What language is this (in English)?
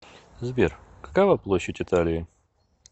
Russian